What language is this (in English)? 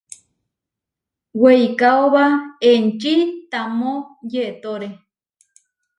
Huarijio